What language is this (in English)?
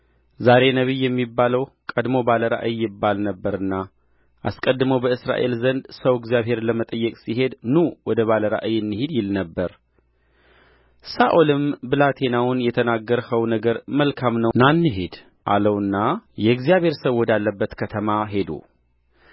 Amharic